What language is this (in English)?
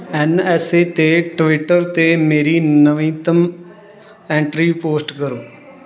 Punjabi